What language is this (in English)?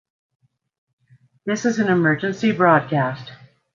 English